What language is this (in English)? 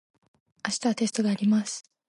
Japanese